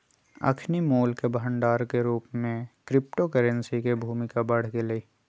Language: Magahi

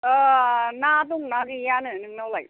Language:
Bodo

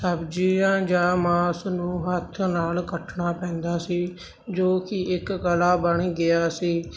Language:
Punjabi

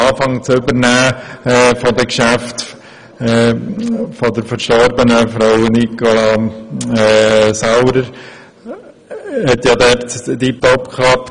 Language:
Swiss German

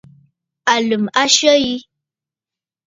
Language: Bafut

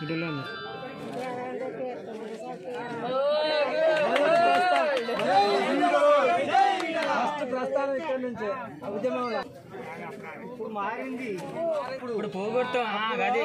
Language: Telugu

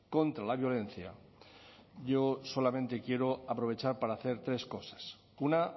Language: Spanish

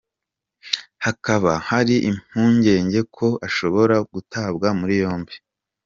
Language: Kinyarwanda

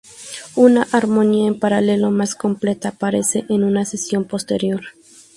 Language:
Spanish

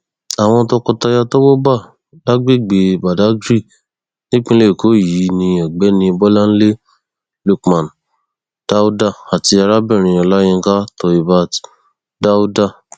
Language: Yoruba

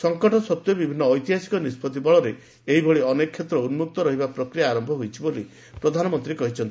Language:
Odia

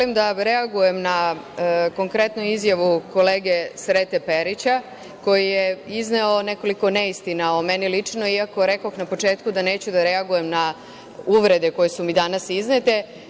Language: Serbian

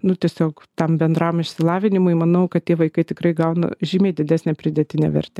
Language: Lithuanian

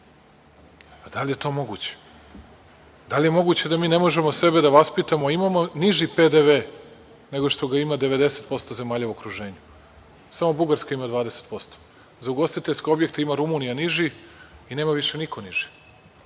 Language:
Serbian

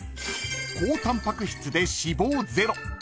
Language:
Japanese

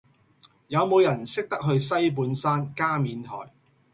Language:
Cantonese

